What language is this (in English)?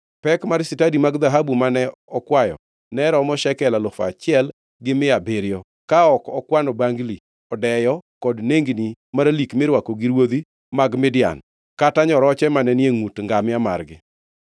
Luo (Kenya and Tanzania)